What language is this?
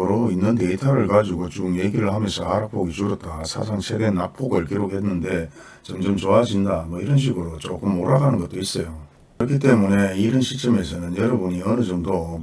Korean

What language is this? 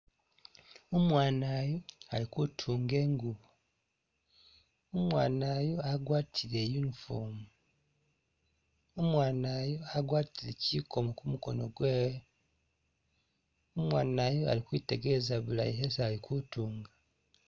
Masaaba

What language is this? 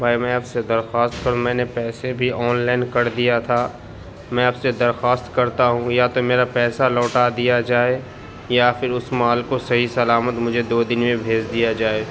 Urdu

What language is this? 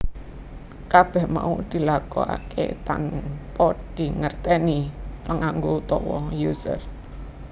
Javanese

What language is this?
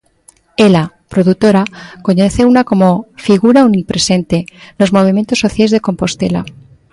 Galician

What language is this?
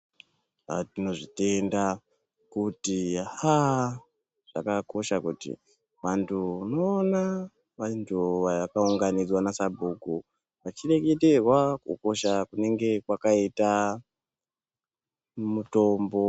Ndau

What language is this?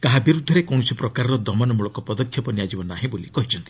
Odia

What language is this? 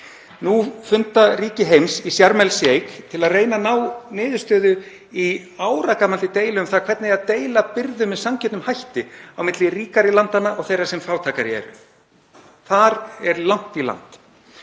Icelandic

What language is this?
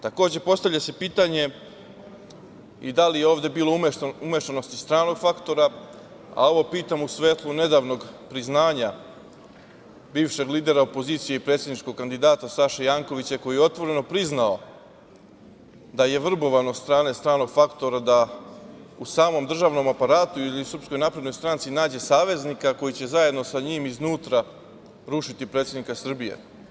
Serbian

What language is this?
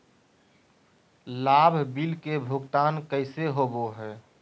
Magahi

